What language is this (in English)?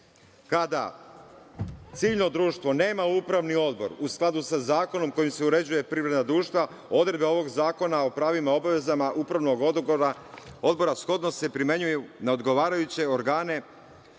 Serbian